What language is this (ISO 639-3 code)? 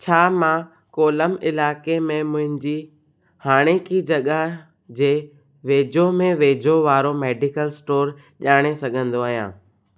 snd